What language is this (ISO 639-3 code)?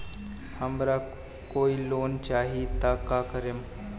bho